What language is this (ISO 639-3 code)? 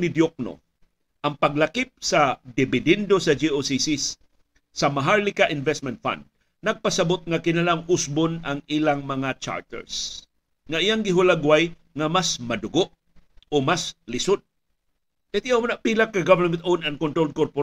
fil